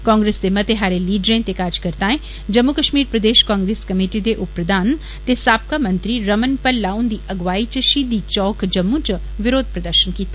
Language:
Dogri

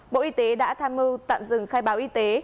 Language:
Vietnamese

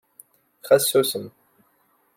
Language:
Kabyle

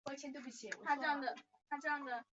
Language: Chinese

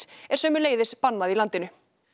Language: Icelandic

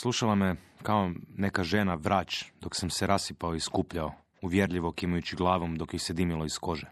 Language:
Croatian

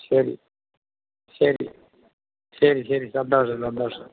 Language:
Malayalam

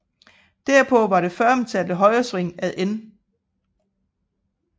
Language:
Danish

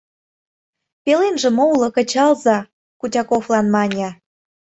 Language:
Mari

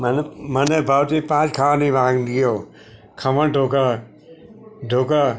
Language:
Gujarati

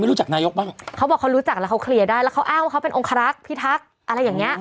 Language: Thai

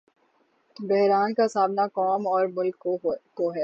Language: Urdu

